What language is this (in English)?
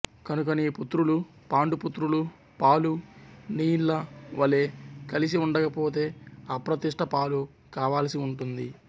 Telugu